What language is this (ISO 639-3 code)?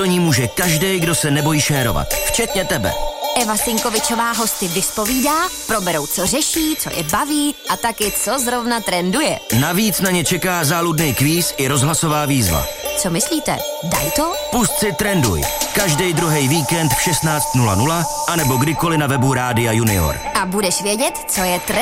ces